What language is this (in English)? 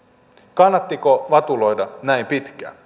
Finnish